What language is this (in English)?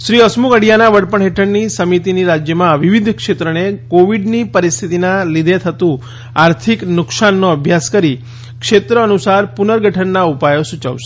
Gujarati